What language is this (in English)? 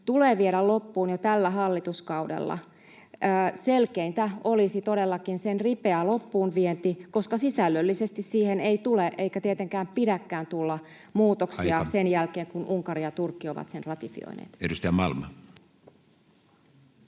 Finnish